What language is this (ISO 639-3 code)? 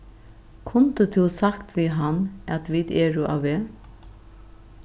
fao